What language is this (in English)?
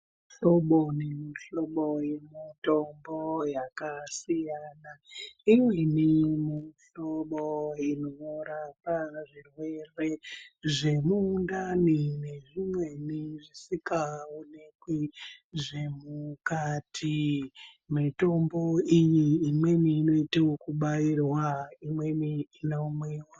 Ndau